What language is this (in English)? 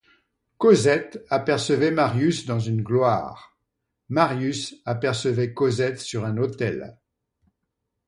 French